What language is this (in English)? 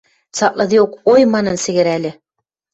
Western Mari